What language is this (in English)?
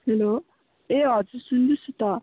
Nepali